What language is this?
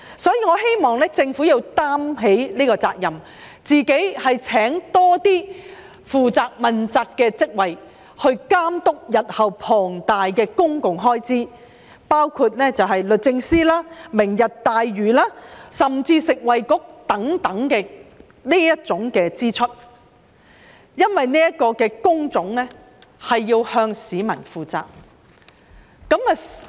Cantonese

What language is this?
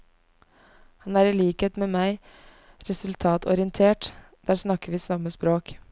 Norwegian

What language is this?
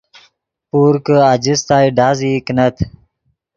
Yidgha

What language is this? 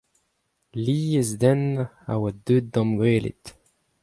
Breton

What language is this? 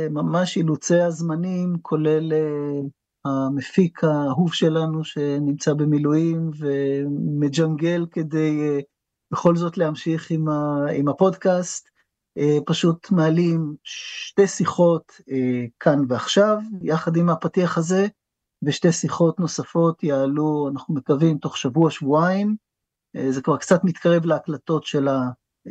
Hebrew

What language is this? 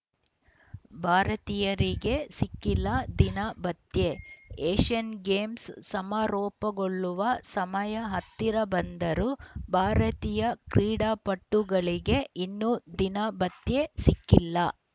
Kannada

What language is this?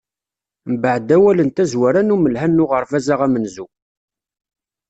Kabyle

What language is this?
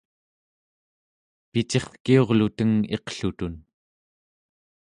Central Yupik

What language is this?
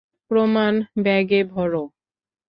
Bangla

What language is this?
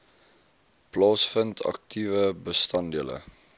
Afrikaans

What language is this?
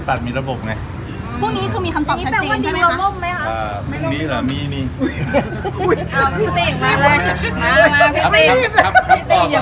Thai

